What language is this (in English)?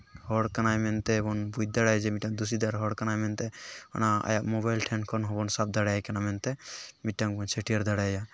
Santali